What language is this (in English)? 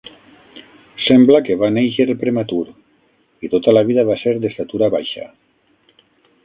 Catalan